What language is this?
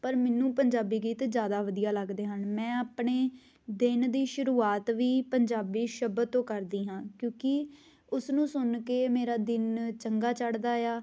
Punjabi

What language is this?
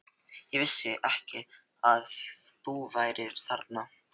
Icelandic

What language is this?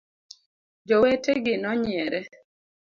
Luo (Kenya and Tanzania)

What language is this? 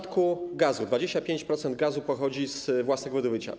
Polish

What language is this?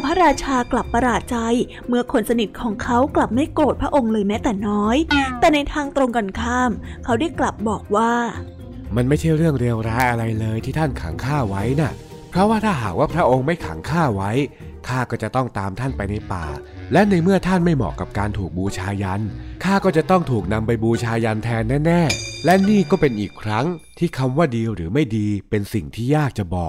Thai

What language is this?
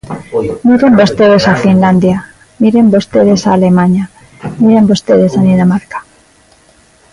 Galician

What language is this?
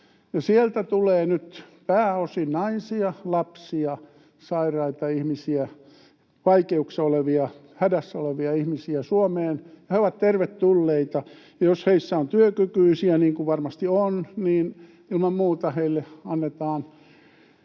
Finnish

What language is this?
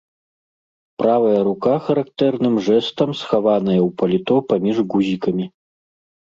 Belarusian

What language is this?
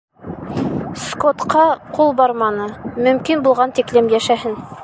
Bashkir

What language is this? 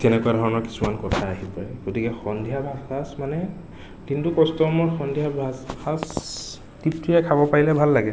Assamese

